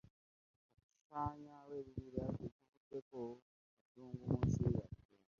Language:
Ganda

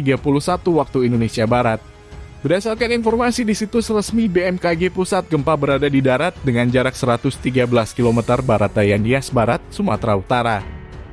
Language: Indonesian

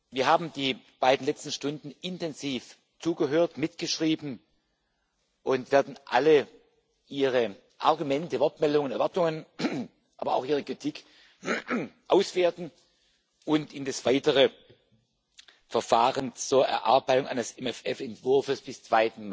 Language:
German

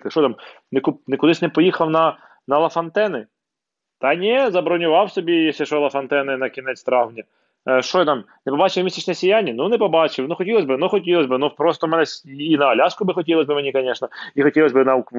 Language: Ukrainian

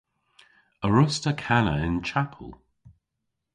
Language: Cornish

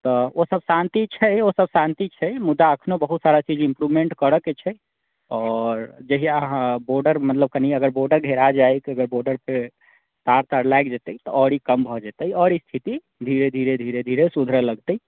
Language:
Maithili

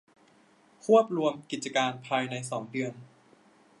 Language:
Thai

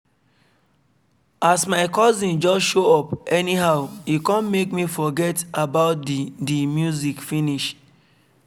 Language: Nigerian Pidgin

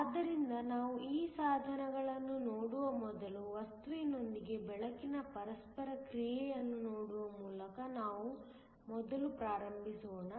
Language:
Kannada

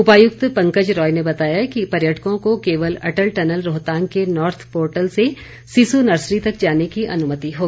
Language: Hindi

